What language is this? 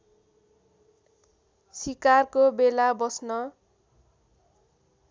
Nepali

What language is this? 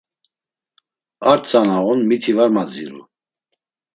Laz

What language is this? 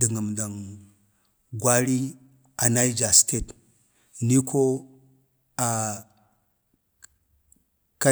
Bade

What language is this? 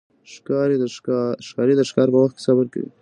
Pashto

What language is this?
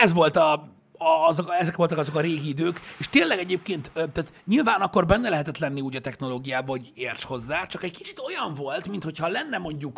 Hungarian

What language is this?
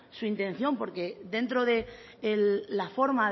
Spanish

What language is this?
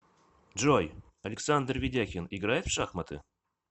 Russian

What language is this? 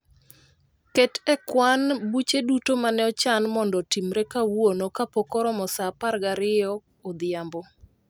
Luo (Kenya and Tanzania)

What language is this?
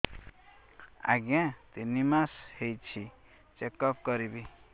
Odia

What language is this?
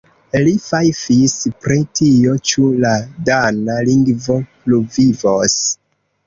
Esperanto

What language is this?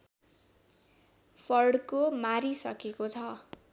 Nepali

